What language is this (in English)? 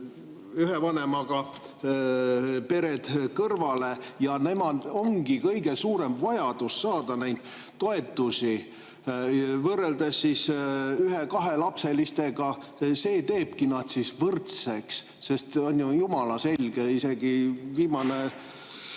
Estonian